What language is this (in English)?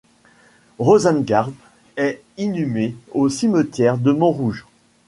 French